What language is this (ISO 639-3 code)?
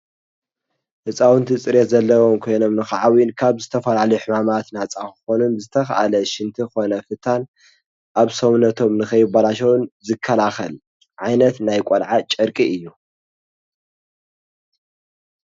tir